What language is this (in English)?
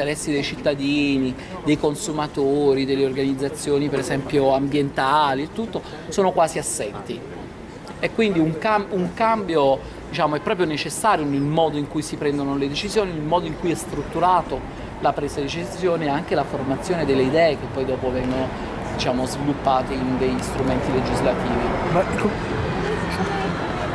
Italian